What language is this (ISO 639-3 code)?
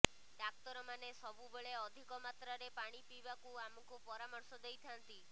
ori